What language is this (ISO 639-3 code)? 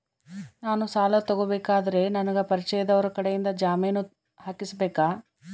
kan